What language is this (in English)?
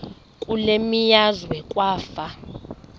Xhosa